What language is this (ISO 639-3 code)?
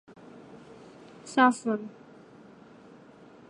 zho